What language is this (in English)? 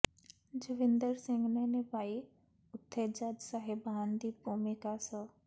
Punjabi